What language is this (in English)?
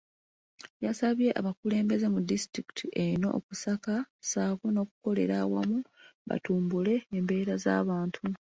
Ganda